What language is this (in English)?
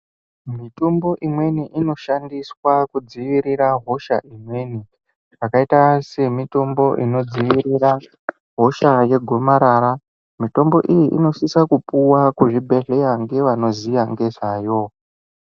Ndau